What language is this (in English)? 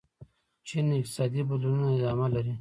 Pashto